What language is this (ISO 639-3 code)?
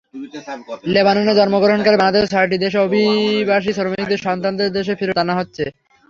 ben